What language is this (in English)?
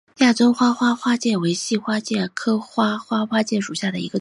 Chinese